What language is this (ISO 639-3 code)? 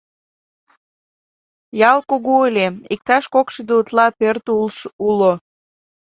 chm